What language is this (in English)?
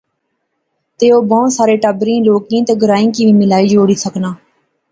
Pahari-Potwari